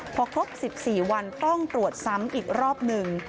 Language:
Thai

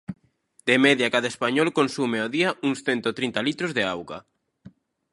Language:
Galician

